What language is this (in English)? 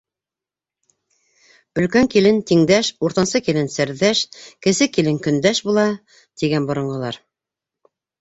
Bashkir